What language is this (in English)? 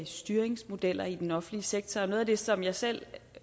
Danish